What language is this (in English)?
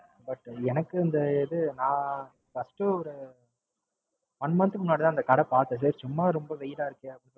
Tamil